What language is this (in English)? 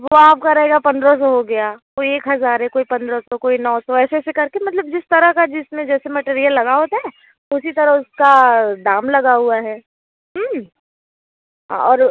Hindi